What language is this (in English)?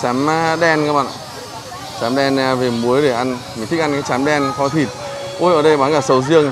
Vietnamese